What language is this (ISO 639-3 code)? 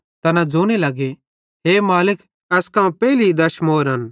bhd